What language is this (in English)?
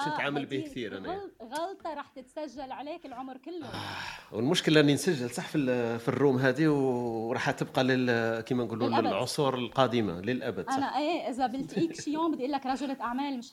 Arabic